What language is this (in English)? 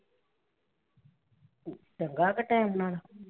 Punjabi